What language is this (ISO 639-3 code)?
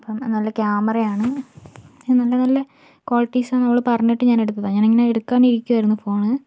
mal